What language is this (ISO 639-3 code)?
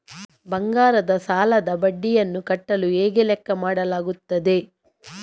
kan